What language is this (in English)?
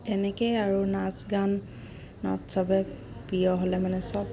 Assamese